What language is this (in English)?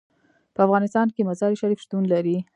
Pashto